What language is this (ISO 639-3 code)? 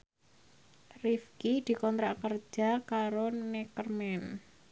jav